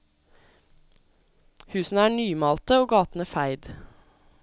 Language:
Norwegian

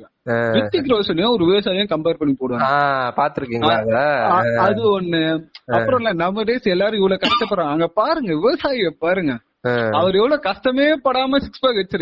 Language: Tamil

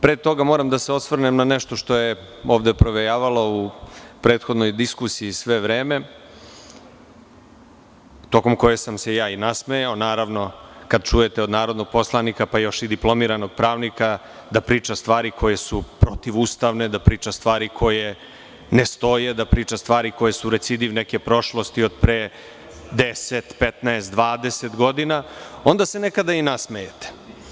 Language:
Serbian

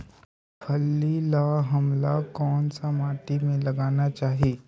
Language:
Chhattisgarhi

